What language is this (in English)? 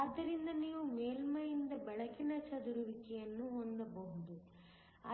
Kannada